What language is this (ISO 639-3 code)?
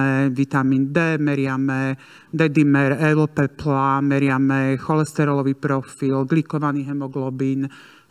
slk